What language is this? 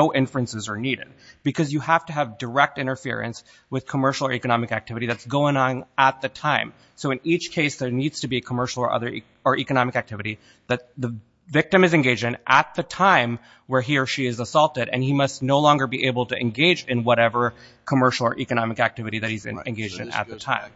English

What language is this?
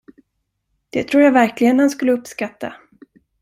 Swedish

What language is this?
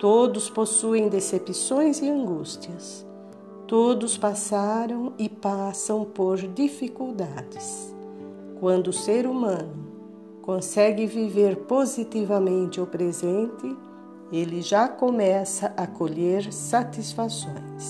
Portuguese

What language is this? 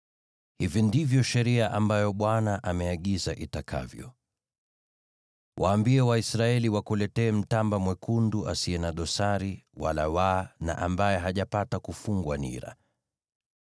Swahili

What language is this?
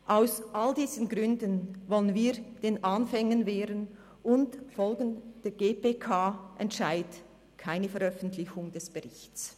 Swiss German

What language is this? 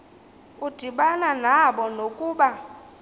Xhosa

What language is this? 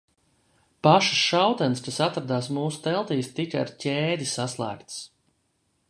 Latvian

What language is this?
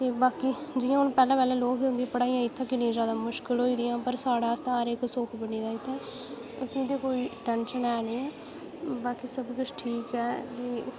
Dogri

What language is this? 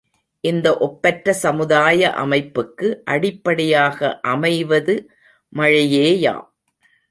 Tamil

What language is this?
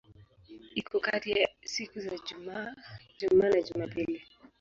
Swahili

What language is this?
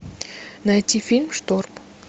Russian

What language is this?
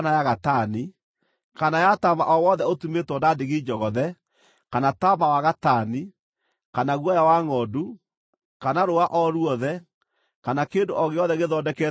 Kikuyu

